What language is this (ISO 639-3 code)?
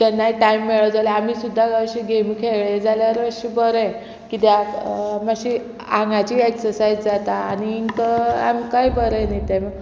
kok